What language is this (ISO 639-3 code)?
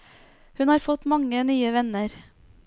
nor